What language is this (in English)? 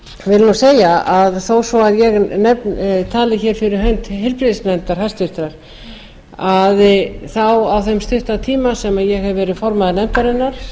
Icelandic